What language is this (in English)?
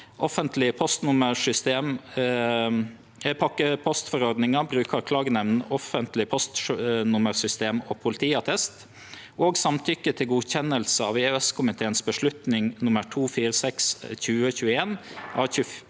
Norwegian